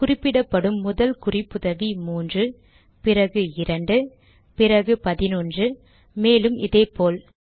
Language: Tamil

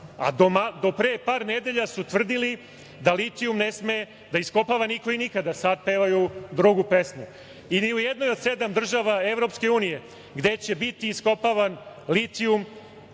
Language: Serbian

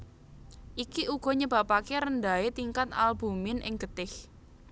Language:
Javanese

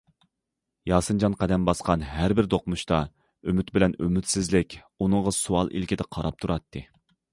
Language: Uyghur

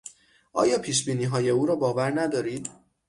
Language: Persian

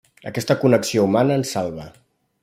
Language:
Catalan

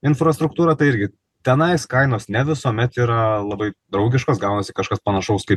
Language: Lithuanian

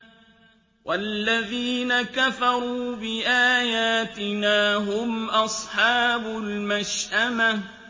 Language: Arabic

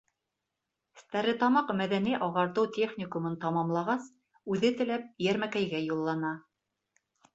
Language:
Bashkir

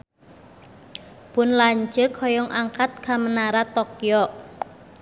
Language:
Sundanese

